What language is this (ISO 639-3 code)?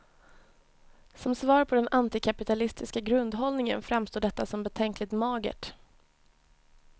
swe